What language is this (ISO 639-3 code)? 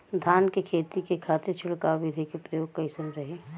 bho